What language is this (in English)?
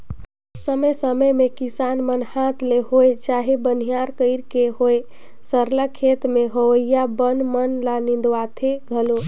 Chhattisgarhi